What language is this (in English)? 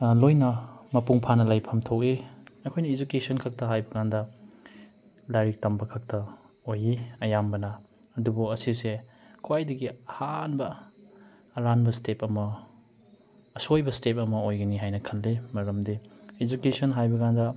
Manipuri